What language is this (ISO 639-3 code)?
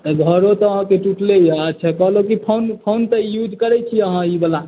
mai